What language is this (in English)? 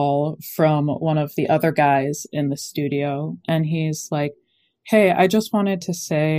English